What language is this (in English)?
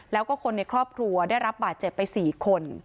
Thai